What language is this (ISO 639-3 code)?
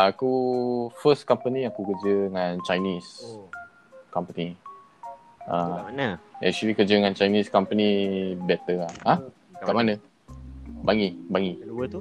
msa